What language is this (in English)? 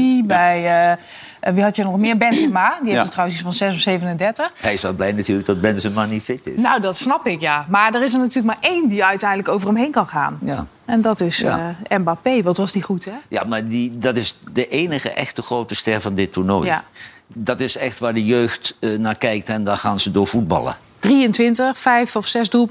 Dutch